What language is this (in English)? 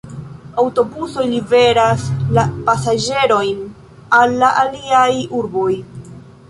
Esperanto